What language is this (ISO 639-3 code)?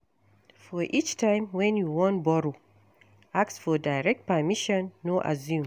pcm